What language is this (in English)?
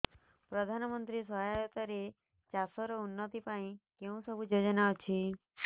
Odia